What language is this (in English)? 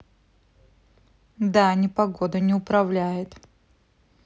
Russian